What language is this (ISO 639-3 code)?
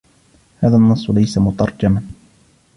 ara